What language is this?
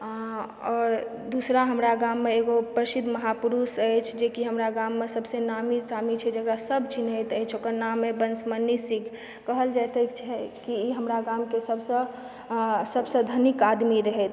Maithili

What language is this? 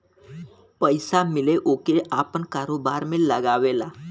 Bhojpuri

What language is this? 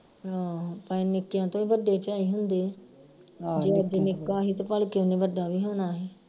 Punjabi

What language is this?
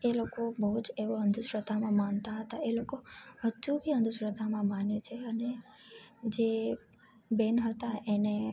Gujarati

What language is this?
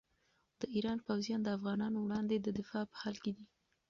Pashto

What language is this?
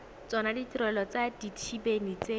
Tswana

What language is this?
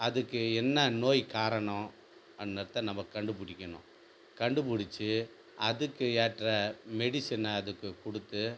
Tamil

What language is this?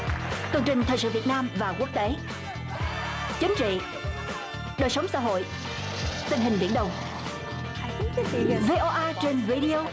Vietnamese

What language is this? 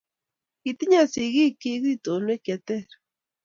Kalenjin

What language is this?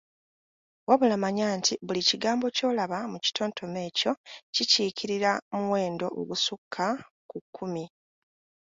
Ganda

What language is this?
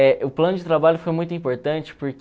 Portuguese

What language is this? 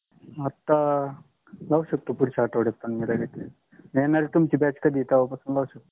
Marathi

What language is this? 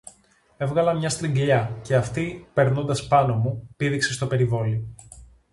Greek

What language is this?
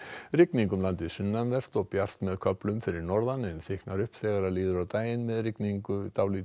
Icelandic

